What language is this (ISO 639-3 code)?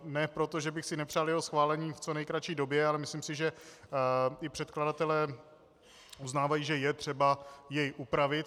ces